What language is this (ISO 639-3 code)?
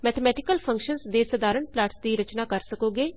pan